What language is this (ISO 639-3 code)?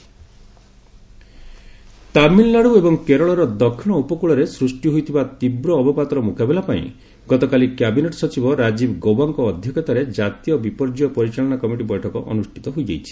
ori